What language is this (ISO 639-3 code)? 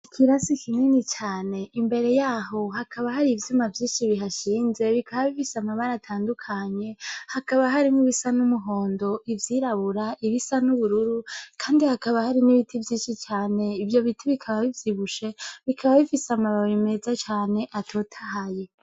run